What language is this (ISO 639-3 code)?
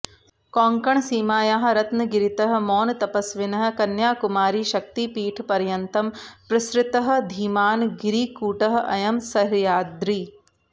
san